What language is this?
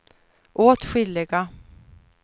Swedish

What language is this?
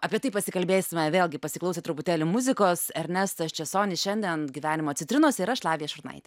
Lithuanian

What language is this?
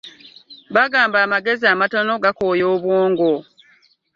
Ganda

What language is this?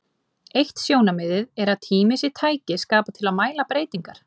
Icelandic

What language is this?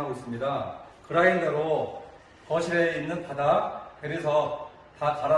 Korean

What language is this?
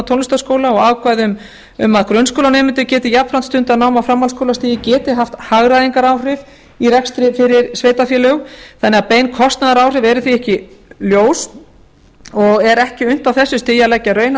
Icelandic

